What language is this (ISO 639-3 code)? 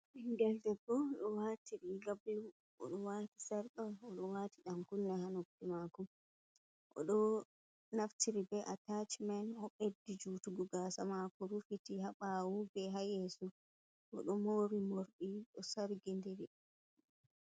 ful